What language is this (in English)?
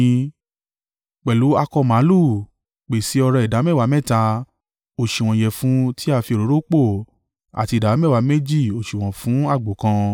Yoruba